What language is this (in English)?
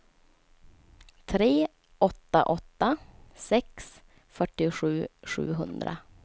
Swedish